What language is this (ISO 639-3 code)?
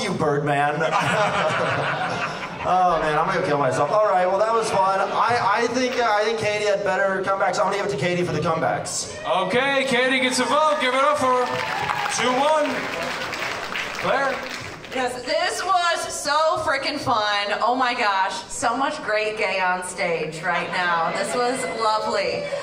eng